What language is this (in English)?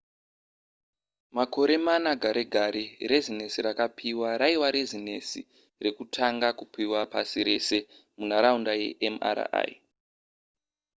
Shona